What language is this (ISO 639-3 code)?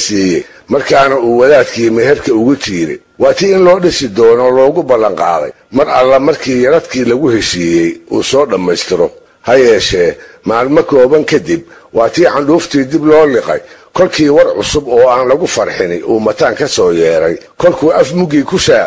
ara